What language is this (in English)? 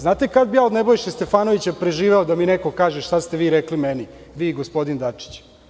Serbian